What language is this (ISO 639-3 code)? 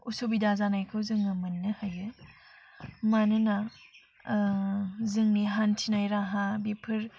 brx